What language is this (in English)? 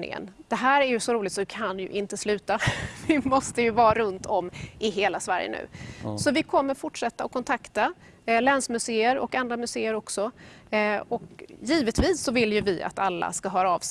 Swedish